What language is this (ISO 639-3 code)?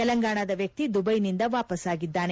kan